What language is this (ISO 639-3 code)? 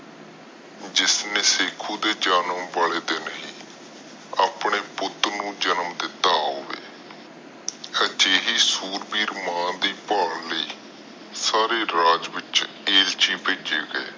pan